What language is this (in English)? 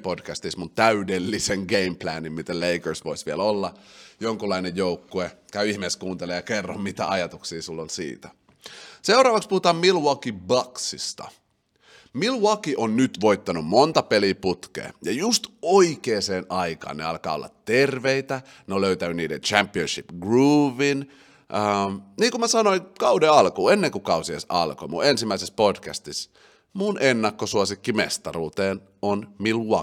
Finnish